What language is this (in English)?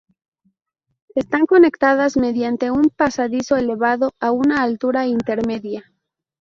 Spanish